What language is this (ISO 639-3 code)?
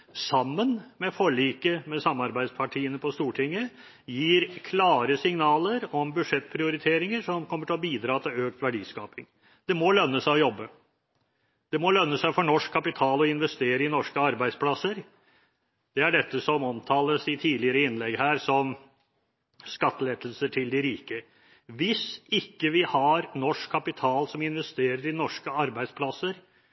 nob